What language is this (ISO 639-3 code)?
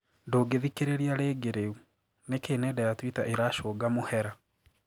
kik